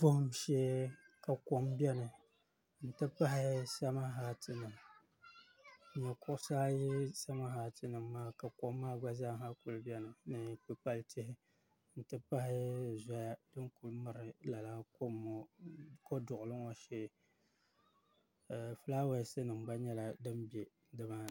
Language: Dagbani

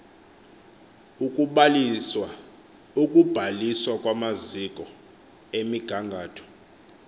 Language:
Xhosa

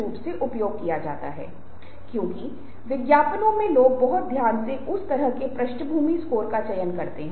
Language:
Hindi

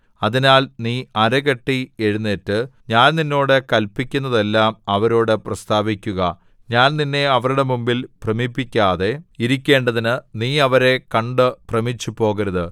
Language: Malayalam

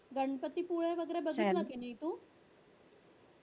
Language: Marathi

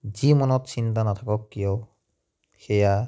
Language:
Assamese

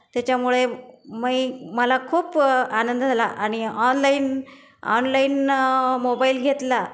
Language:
Marathi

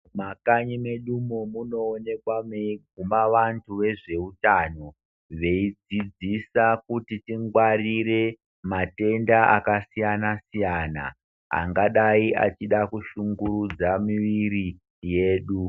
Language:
Ndau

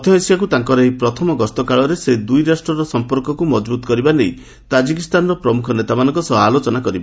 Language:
Odia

